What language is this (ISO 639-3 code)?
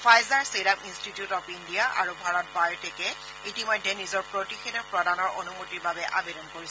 asm